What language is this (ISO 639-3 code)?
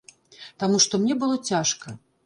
bel